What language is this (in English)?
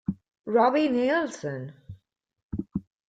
Italian